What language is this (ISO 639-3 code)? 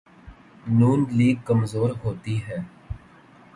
urd